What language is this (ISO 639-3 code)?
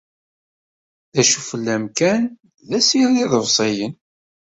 kab